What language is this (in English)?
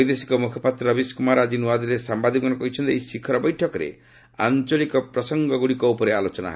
Odia